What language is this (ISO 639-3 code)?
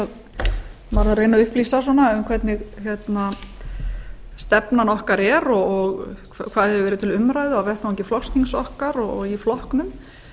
isl